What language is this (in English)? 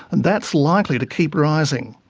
English